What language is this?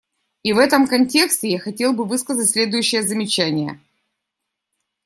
Russian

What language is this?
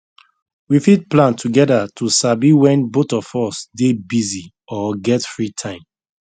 Nigerian Pidgin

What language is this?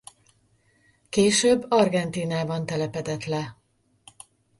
Hungarian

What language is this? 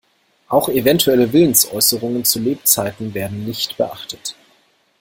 German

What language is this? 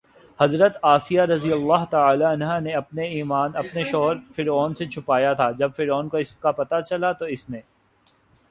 Urdu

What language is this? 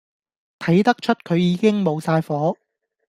Cantonese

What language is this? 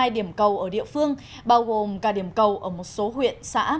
Vietnamese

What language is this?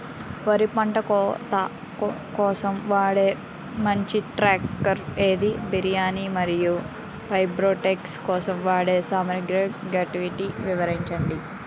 Telugu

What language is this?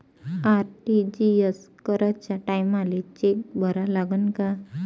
Marathi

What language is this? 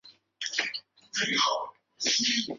Chinese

